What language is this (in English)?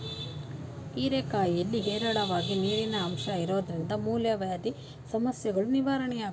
Kannada